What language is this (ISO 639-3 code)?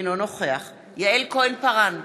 heb